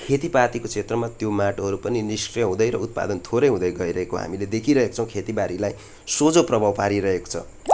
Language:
Nepali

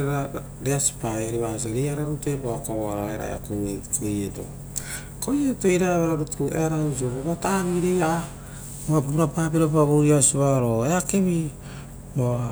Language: Rotokas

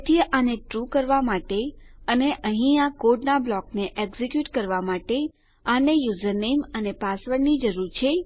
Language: Gujarati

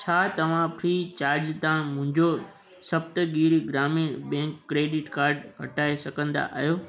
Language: Sindhi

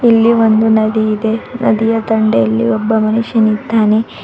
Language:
Kannada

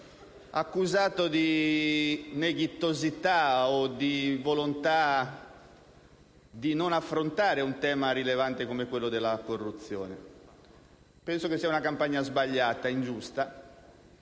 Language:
Italian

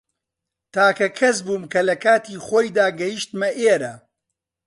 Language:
Central Kurdish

